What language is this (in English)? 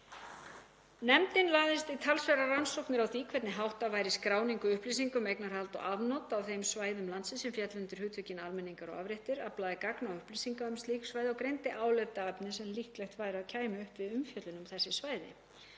Icelandic